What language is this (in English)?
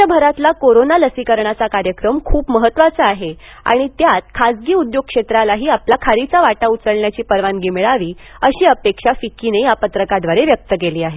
Marathi